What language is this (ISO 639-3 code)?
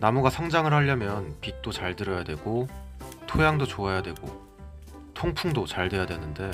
kor